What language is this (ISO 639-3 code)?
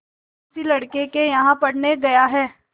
hin